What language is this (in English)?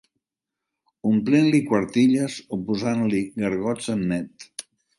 Catalan